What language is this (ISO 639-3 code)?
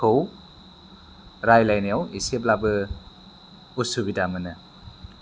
brx